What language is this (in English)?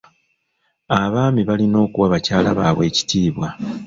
Ganda